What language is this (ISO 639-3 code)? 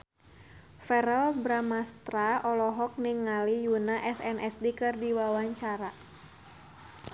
sun